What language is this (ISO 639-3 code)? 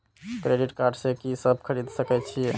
mai